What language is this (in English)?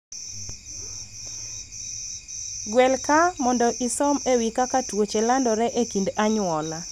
Luo (Kenya and Tanzania)